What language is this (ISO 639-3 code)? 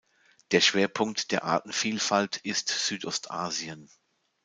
deu